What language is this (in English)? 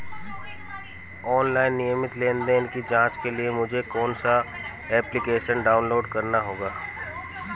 Hindi